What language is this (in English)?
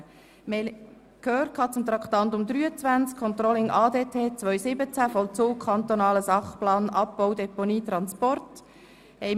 Swiss German